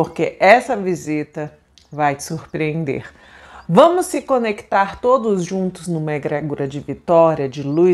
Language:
Portuguese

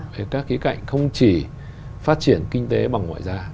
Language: Vietnamese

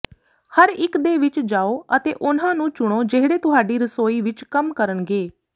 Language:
Punjabi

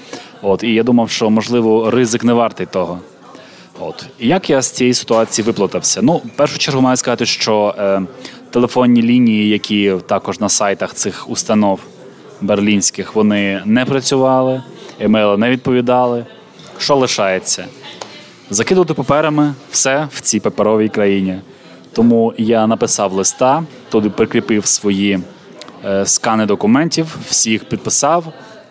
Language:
Ukrainian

